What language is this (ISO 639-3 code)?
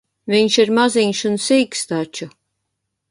lav